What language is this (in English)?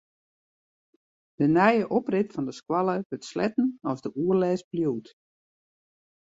Western Frisian